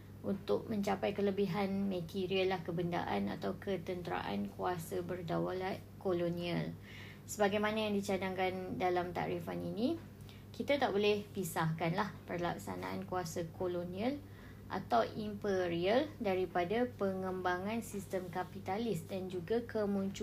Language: Malay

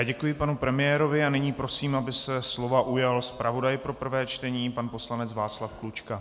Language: Czech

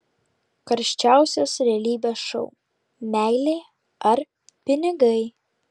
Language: Lithuanian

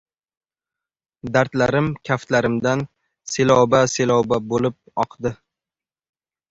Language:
Uzbek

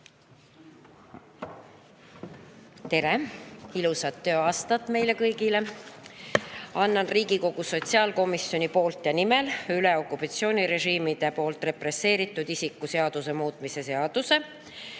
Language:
Estonian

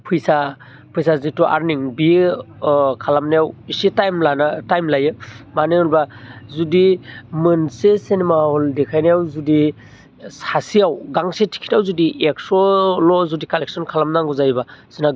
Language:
Bodo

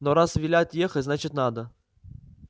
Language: Russian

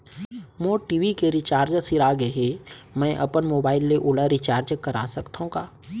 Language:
Chhattisgarhi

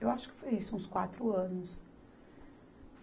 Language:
Portuguese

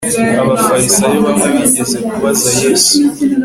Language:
Kinyarwanda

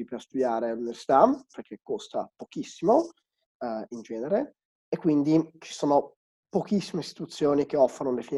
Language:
Italian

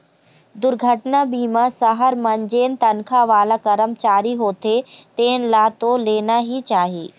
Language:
Chhattisgarhi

